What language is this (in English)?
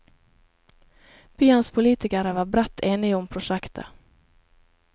Norwegian